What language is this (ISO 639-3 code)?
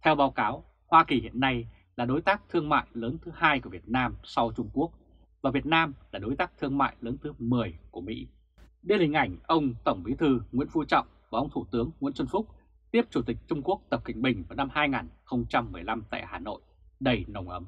vie